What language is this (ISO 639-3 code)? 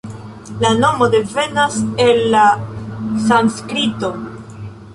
epo